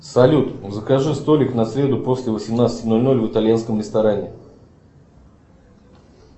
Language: Russian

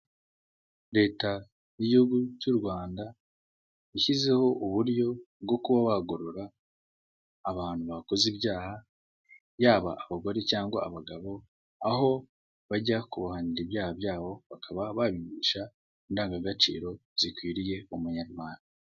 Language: Kinyarwanda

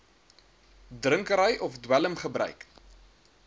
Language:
Afrikaans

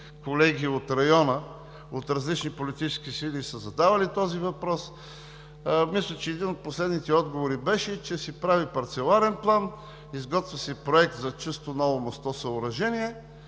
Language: Bulgarian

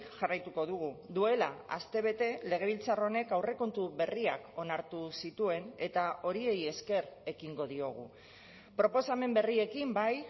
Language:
Basque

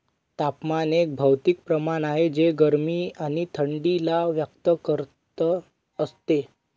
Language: Marathi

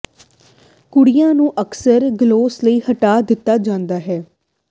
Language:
Punjabi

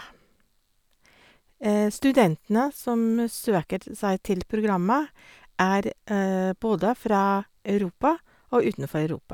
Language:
Norwegian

